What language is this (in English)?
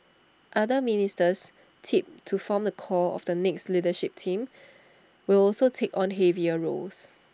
English